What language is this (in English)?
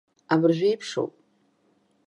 Abkhazian